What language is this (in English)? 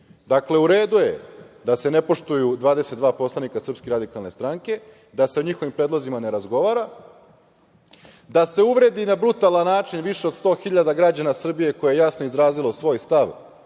Serbian